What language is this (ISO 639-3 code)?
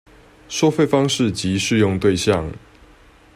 zho